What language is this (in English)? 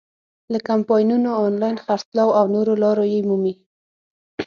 Pashto